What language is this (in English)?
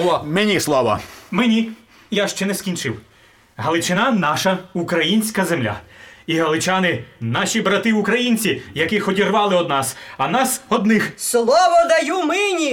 Ukrainian